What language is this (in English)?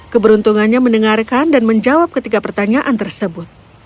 Indonesian